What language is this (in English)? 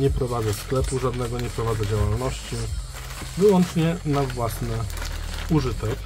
Polish